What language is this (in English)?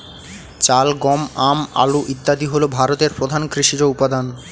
Bangla